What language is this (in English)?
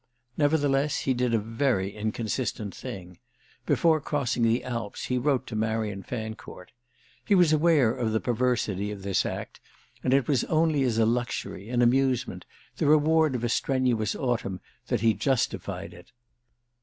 English